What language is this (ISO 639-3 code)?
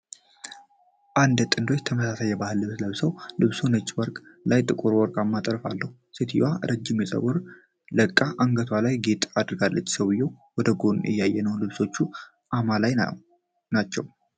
amh